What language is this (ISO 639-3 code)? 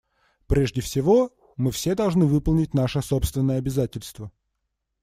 rus